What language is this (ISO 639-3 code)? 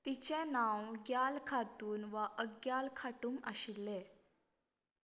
kok